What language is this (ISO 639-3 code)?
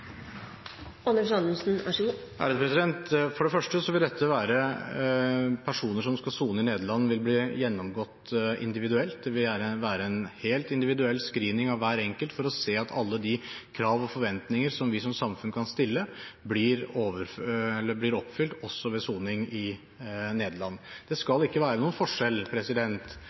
nob